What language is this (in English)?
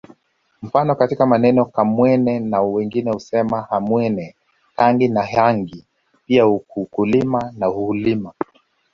Swahili